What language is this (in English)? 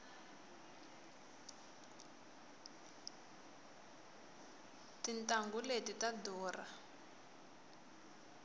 Tsonga